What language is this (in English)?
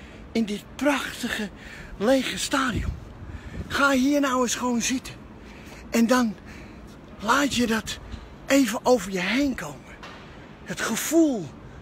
Dutch